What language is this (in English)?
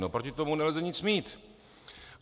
Czech